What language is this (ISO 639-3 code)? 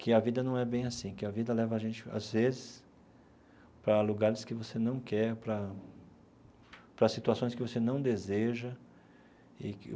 por